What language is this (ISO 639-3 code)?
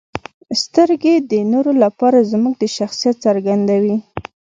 pus